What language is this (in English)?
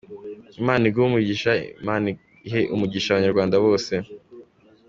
Kinyarwanda